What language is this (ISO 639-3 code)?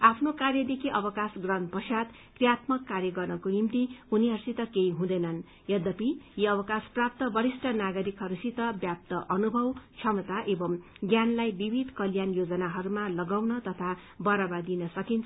nep